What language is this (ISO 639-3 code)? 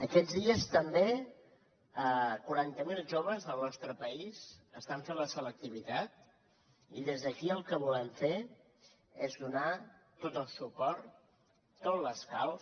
cat